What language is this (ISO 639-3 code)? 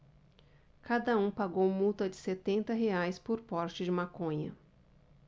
por